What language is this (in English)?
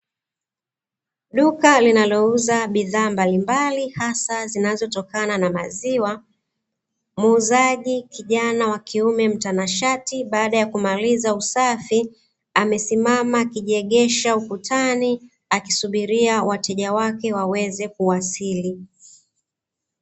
Swahili